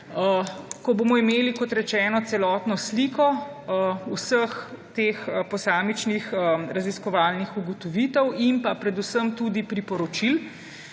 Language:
Slovenian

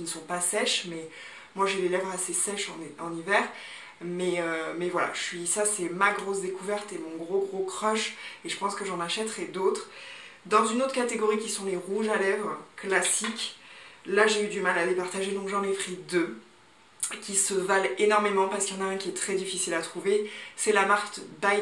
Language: French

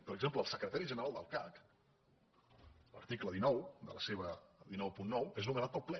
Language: Catalan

